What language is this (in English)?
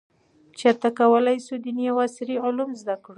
Pashto